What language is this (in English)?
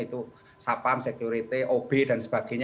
Indonesian